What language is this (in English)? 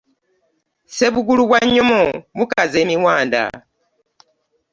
Ganda